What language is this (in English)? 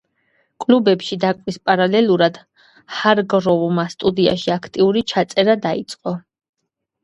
Georgian